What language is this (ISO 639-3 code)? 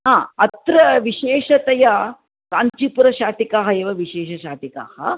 san